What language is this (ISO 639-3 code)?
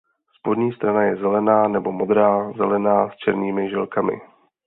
ces